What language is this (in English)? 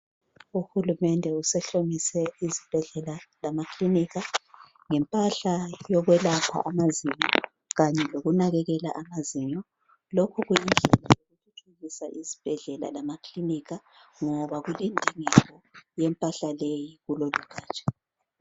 North Ndebele